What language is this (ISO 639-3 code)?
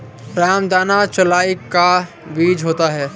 hin